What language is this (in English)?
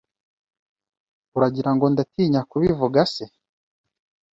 Kinyarwanda